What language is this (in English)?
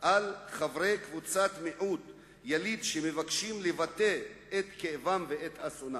Hebrew